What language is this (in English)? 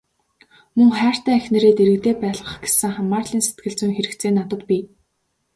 Mongolian